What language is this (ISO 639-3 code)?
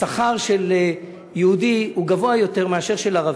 heb